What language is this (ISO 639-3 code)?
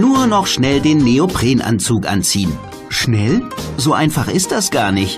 deu